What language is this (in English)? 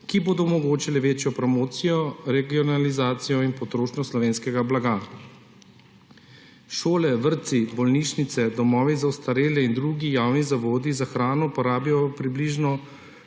Slovenian